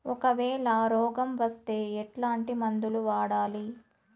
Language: Telugu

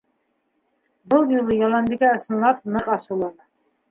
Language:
Bashkir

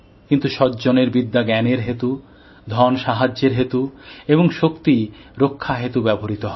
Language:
Bangla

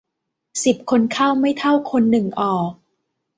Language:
Thai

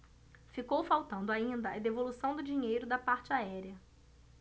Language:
Portuguese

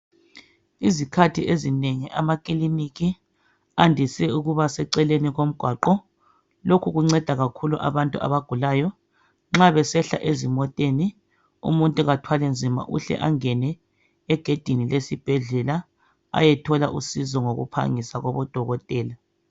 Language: North Ndebele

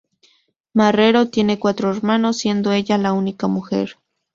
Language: Spanish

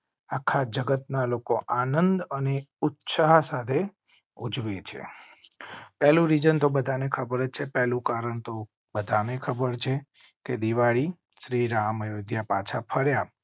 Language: Gujarati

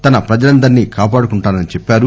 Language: Telugu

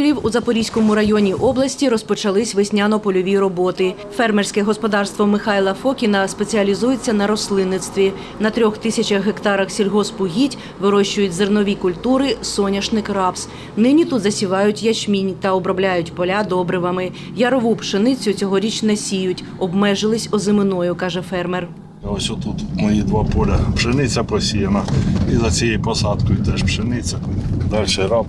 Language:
Ukrainian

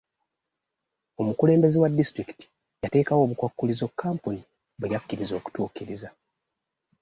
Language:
Ganda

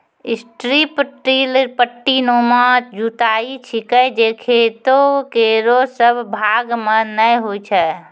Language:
Maithili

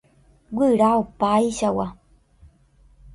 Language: Guarani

